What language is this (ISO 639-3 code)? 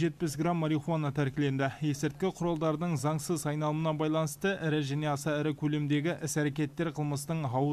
rus